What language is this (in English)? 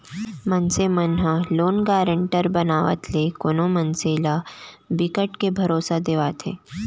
Chhattisgarhi